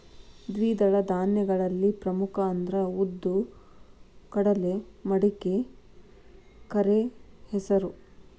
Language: Kannada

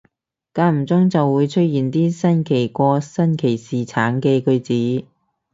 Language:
Cantonese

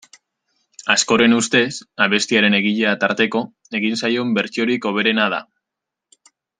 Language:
Basque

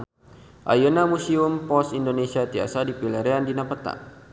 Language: Sundanese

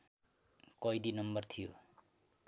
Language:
Nepali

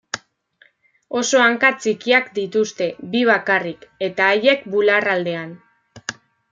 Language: Basque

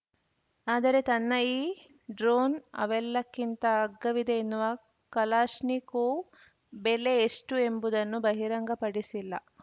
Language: Kannada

